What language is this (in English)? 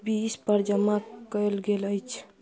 Maithili